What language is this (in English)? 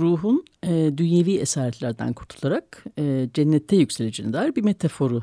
Turkish